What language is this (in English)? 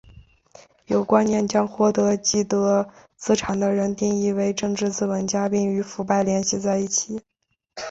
Chinese